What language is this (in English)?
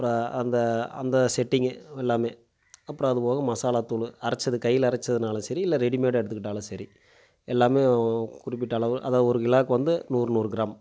Tamil